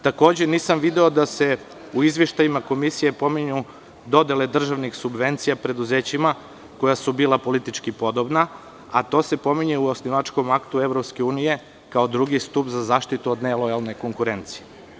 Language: Serbian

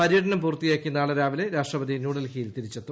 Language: Malayalam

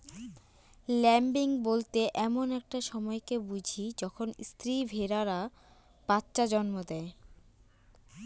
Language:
Bangla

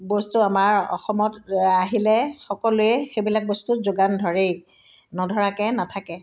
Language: Assamese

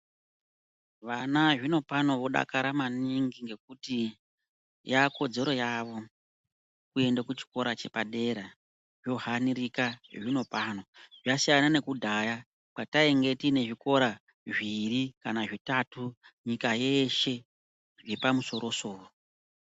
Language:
Ndau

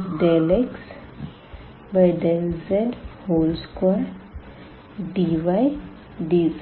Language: Hindi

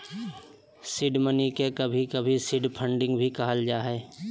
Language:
Magahi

